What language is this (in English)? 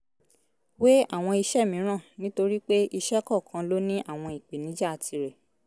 Yoruba